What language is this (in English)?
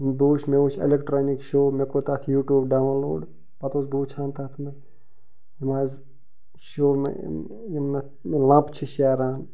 Kashmiri